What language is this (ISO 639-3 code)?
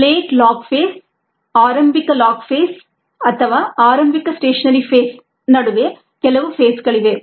kan